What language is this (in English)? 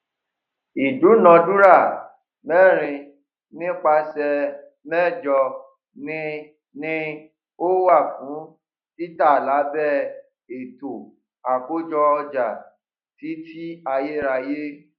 Yoruba